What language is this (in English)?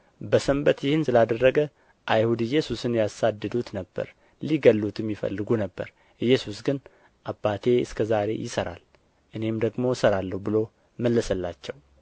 Amharic